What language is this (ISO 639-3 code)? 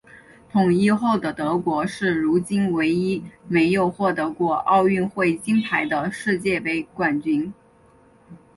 zho